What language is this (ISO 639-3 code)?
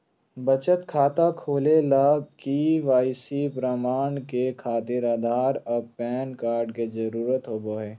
mag